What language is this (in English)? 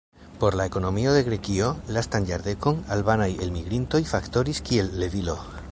Esperanto